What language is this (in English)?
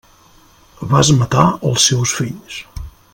Catalan